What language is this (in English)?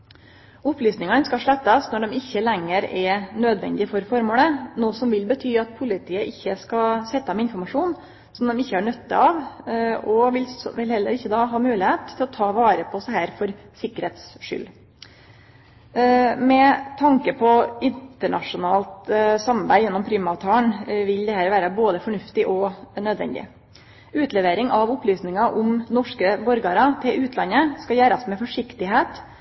Norwegian Nynorsk